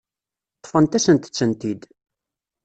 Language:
Kabyle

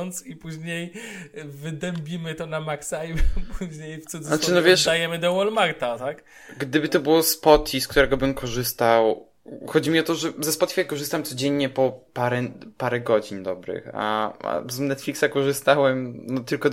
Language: Polish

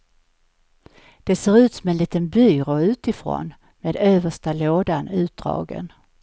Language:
Swedish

